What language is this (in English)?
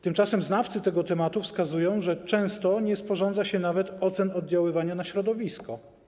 Polish